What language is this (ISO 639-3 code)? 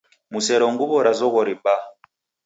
dav